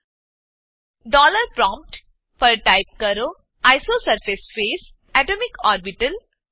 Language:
Gujarati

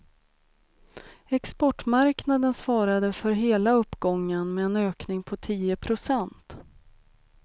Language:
Swedish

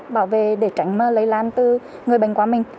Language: Vietnamese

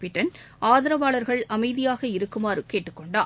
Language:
Tamil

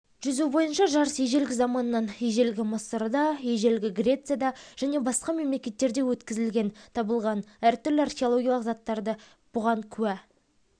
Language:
Kazakh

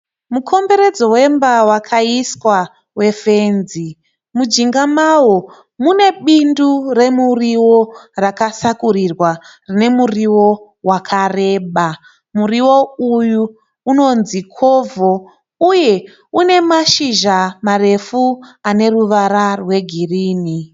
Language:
Shona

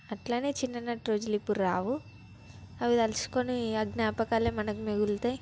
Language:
Telugu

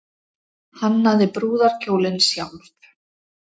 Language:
Icelandic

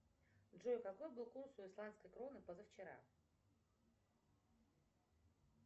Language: Russian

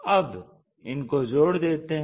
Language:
Hindi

